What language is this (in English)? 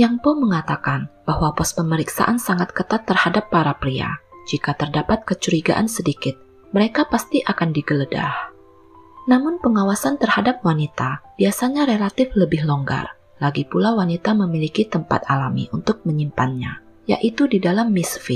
Indonesian